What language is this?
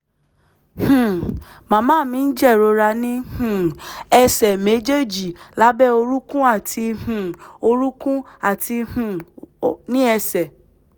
Yoruba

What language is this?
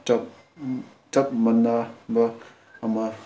Manipuri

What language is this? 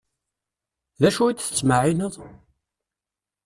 Kabyle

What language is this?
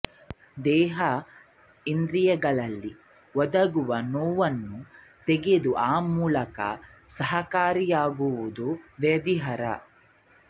Kannada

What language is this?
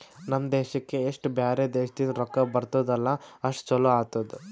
Kannada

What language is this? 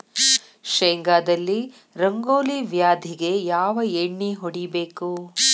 Kannada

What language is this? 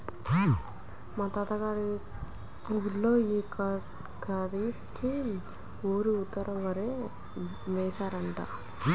Telugu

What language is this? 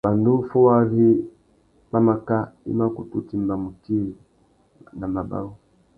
Tuki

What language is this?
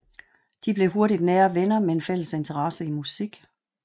Danish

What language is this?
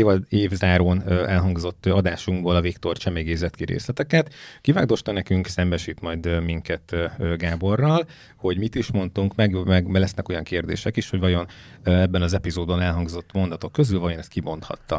Hungarian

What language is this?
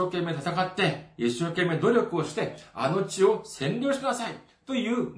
Japanese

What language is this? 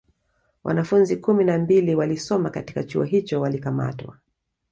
Swahili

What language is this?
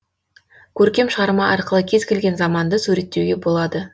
Kazakh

